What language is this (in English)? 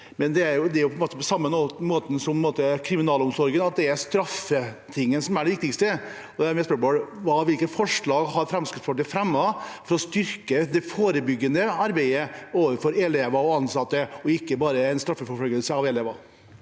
Norwegian